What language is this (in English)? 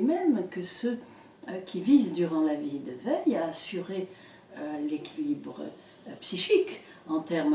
French